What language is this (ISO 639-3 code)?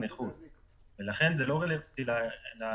heb